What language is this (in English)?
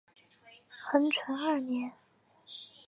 Chinese